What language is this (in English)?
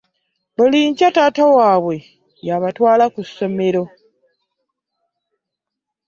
Ganda